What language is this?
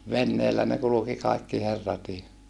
Finnish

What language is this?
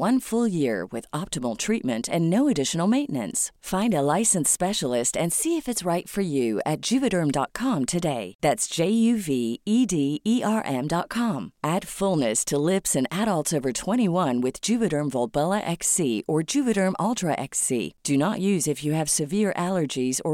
Filipino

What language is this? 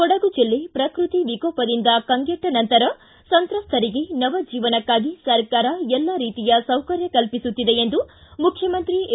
Kannada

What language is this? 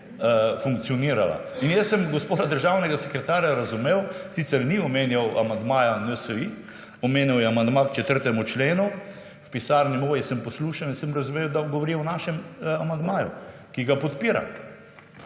Slovenian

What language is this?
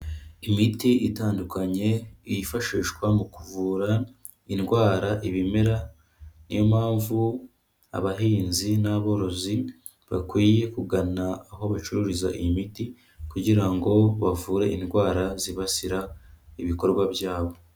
Kinyarwanda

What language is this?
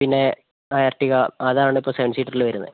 Malayalam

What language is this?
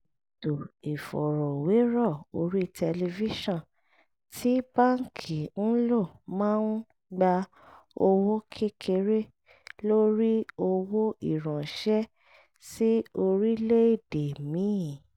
Yoruba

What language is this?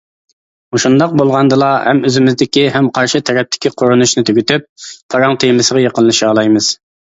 Uyghur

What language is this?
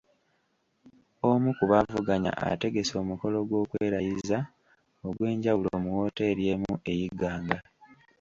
Ganda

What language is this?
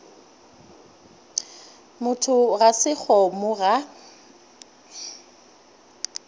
Northern Sotho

